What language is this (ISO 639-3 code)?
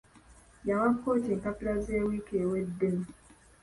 lug